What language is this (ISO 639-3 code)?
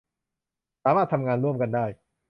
tha